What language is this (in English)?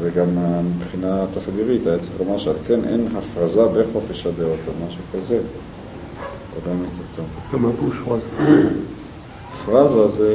Hebrew